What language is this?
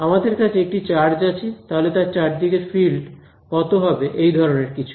Bangla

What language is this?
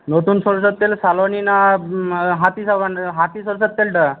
Bangla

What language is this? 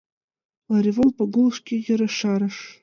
Mari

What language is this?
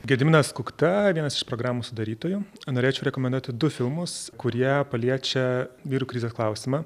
Lithuanian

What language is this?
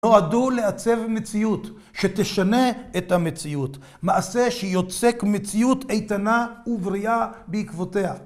Hebrew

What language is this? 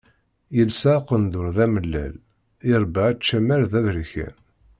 Kabyle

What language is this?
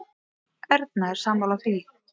Icelandic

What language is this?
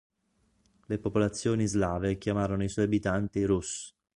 Italian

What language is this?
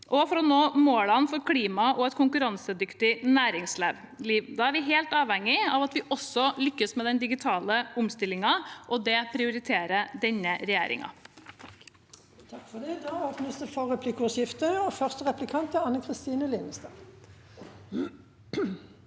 Norwegian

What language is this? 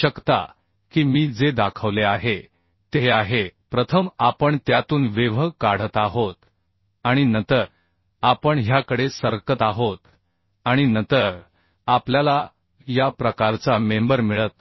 Marathi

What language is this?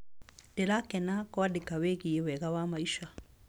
Kikuyu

